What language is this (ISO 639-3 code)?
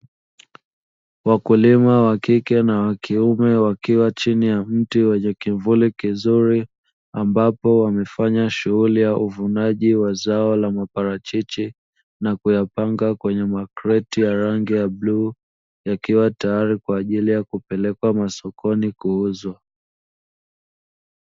swa